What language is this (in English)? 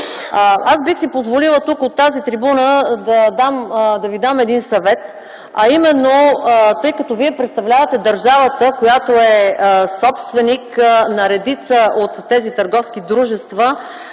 Bulgarian